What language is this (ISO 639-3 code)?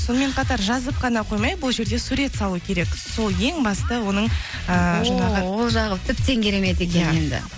kaz